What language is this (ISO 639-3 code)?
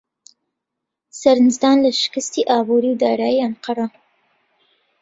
ckb